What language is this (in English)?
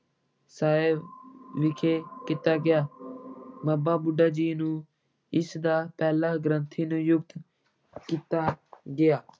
Punjabi